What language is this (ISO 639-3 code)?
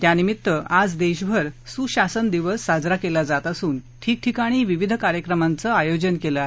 mar